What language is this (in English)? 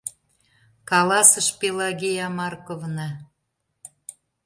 Mari